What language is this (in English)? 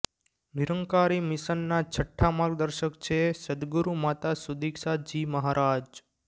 Gujarati